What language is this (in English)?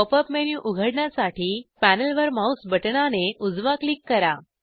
Marathi